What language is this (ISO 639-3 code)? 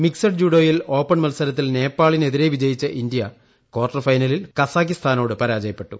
mal